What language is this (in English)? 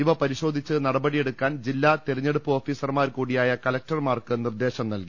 Malayalam